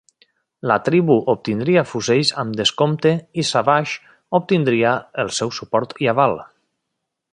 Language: Catalan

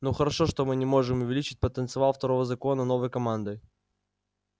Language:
Russian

